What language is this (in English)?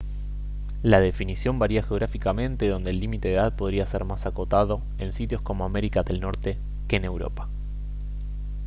Spanish